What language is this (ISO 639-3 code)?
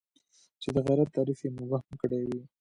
pus